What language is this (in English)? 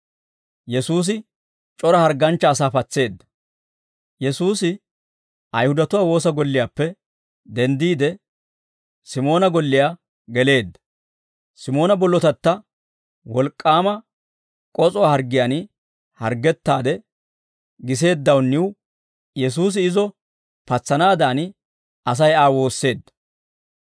Dawro